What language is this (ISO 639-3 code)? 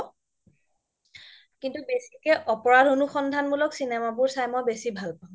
asm